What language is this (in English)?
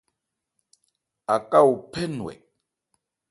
Ebrié